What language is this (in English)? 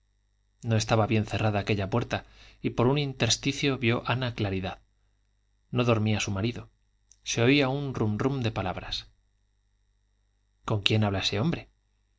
Spanish